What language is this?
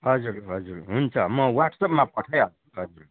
Nepali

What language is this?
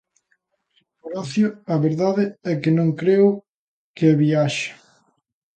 Galician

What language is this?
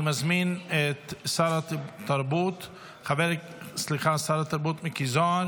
Hebrew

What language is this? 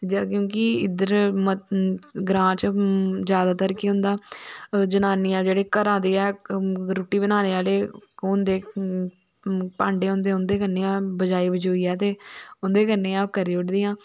Dogri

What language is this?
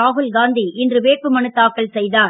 Tamil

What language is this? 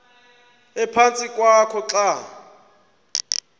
Xhosa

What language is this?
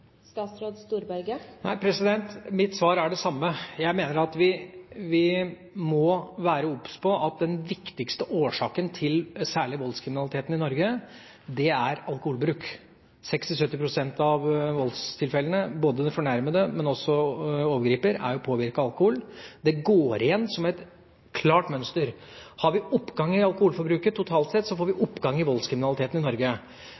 Norwegian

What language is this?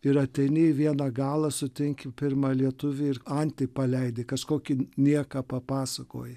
Lithuanian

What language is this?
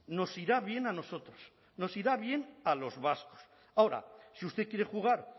Spanish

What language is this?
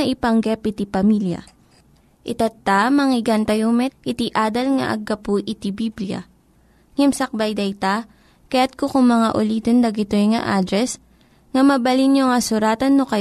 Filipino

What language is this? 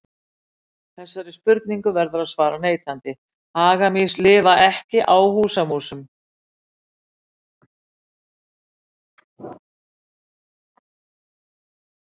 Icelandic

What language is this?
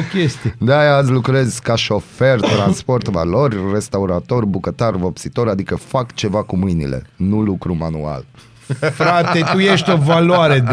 Romanian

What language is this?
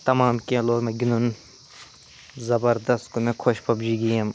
Kashmiri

